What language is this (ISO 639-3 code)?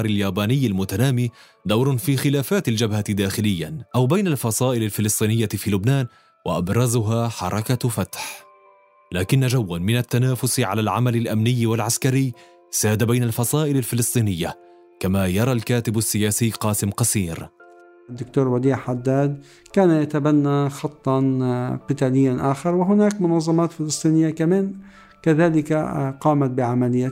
ara